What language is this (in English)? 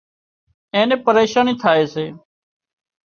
Wadiyara Koli